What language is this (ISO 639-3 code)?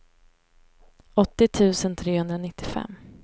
swe